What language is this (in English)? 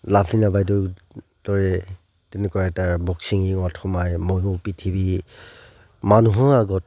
Assamese